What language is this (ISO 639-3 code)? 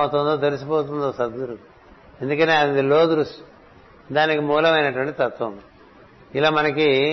tel